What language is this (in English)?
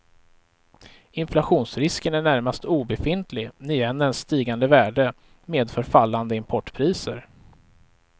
Swedish